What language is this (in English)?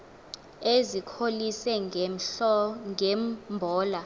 Xhosa